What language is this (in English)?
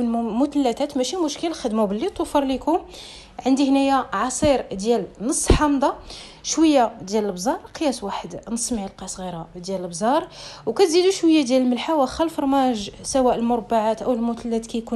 Arabic